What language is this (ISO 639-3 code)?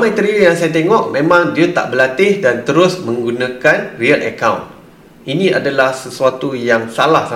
msa